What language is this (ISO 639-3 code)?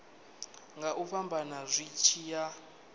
ven